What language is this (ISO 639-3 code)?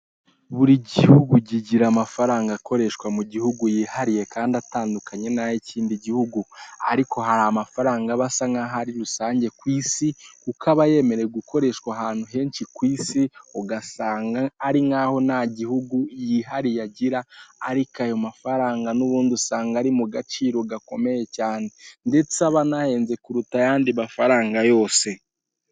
kin